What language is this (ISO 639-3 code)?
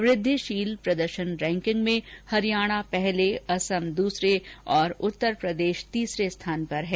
hin